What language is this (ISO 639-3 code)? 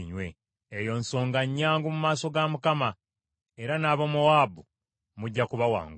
lug